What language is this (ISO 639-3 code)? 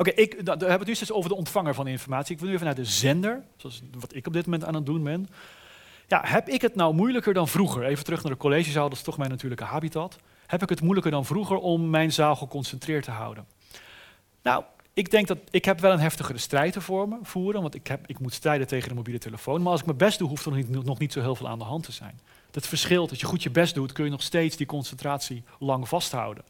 nld